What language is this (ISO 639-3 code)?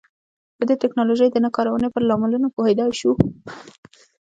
pus